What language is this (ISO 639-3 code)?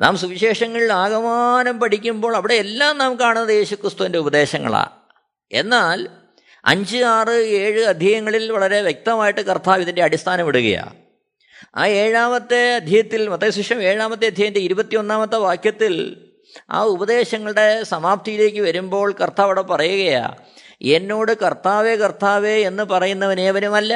mal